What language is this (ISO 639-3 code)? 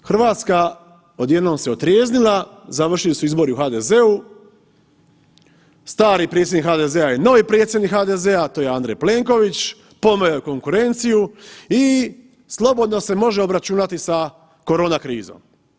hrv